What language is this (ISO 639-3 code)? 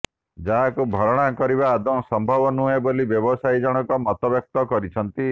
ori